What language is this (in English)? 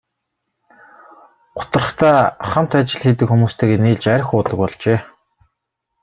Mongolian